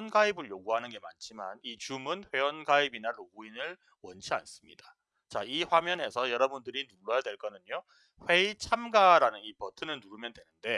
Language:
Korean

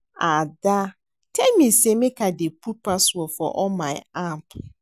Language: Nigerian Pidgin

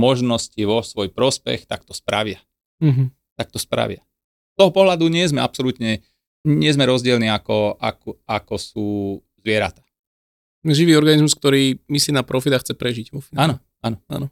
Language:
Slovak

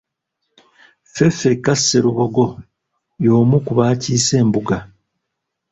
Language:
Ganda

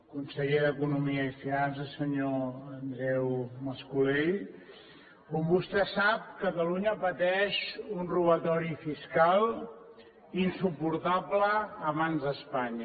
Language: Catalan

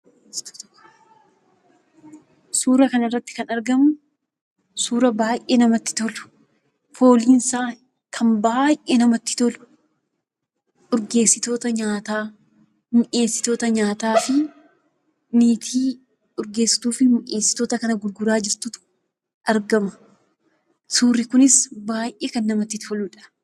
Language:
Oromo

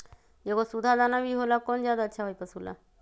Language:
Magahi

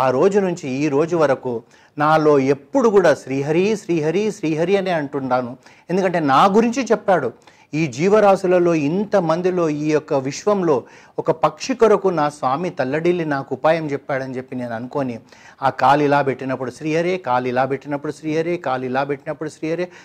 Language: Telugu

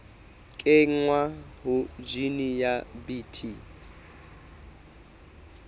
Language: Southern Sotho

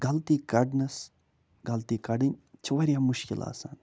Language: Kashmiri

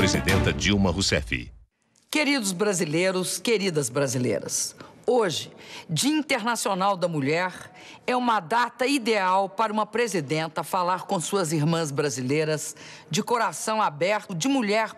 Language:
Portuguese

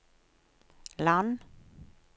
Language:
Norwegian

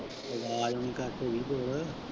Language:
Punjabi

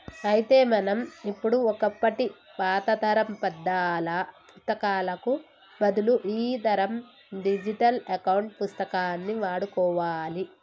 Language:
Telugu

